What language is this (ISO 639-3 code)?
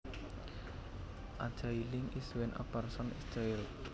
jav